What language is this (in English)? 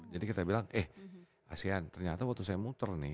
Indonesian